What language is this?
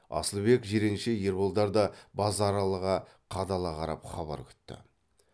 Kazakh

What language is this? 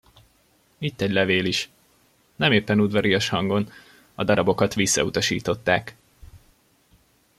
Hungarian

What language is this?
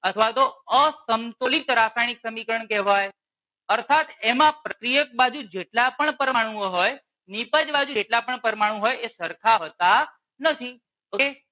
Gujarati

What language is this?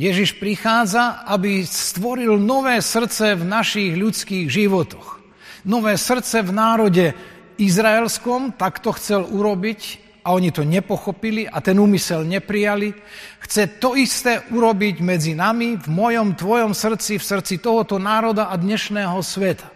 Slovak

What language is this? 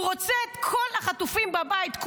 Hebrew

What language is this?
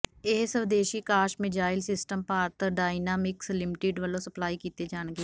Punjabi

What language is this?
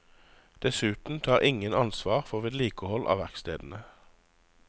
Norwegian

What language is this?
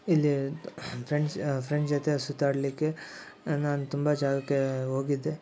Kannada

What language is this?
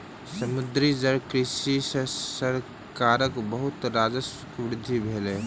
Maithili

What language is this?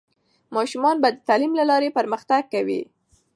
Pashto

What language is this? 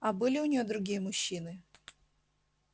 Russian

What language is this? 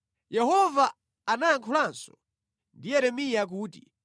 Nyanja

